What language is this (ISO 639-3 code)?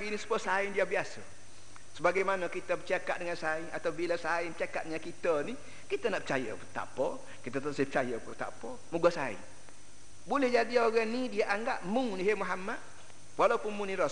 msa